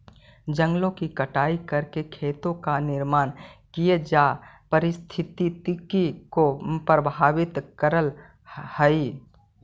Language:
Magahi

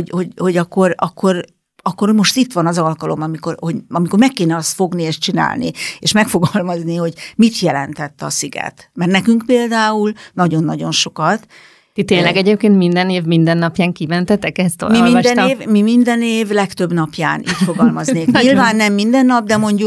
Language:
Hungarian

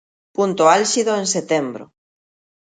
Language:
Galician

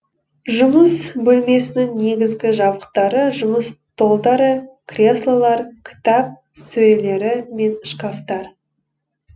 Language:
Kazakh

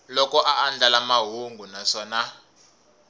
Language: Tsonga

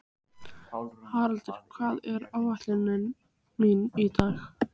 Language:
Icelandic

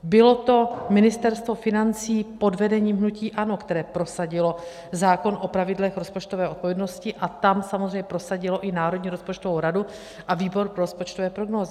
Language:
Czech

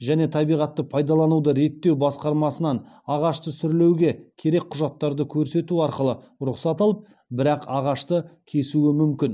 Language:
Kazakh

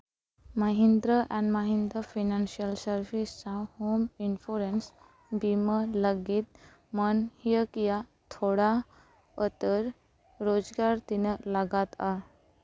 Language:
Santali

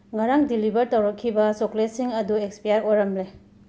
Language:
Manipuri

